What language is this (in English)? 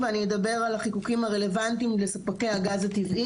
Hebrew